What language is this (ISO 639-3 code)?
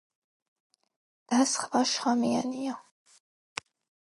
kat